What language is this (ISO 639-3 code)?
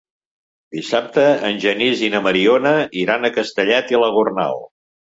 cat